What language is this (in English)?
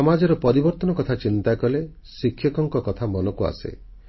Odia